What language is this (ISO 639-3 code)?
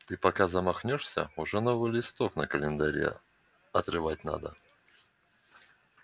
rus